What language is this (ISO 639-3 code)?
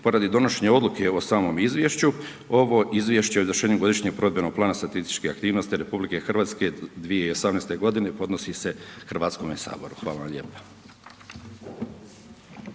hrv